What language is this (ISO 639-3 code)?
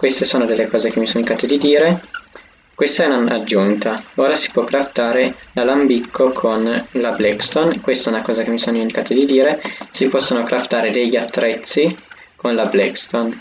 ita